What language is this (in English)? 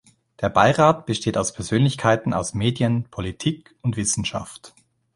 German